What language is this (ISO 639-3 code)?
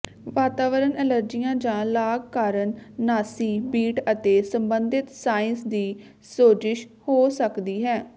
pan